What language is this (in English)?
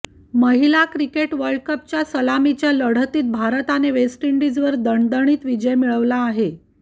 Marathi